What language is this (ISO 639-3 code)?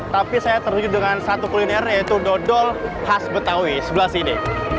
ind